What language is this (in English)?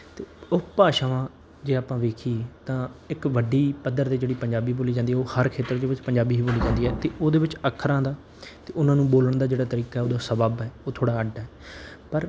Punjabi